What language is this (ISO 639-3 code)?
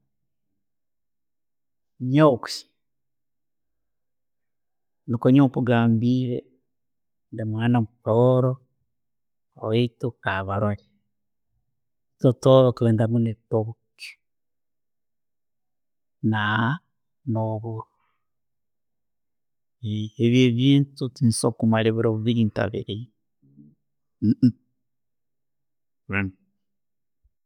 ttj